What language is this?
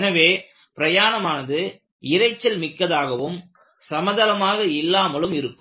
Tamil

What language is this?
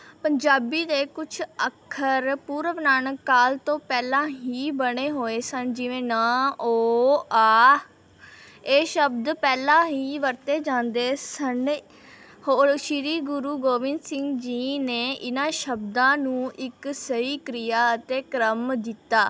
Punjabi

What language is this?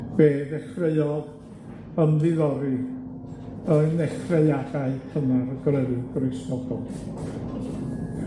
Welsh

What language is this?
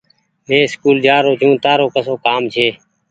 Goaria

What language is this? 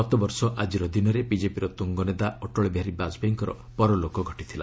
Odia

